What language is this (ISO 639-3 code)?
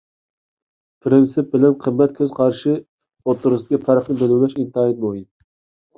uig